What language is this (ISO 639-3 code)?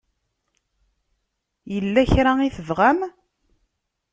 kab